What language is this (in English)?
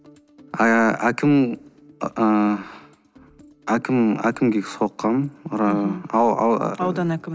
Kazakh